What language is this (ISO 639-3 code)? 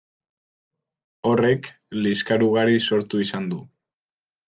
eus